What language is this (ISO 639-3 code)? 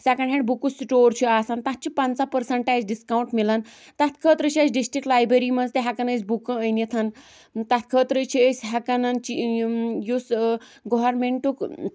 kas